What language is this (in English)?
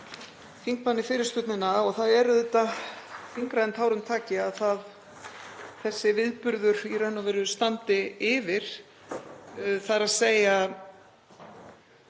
Icelandic